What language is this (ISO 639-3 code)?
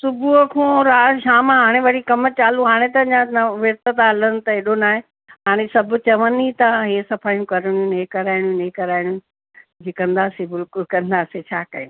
snd